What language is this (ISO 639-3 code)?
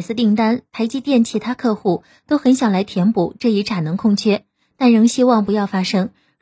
zho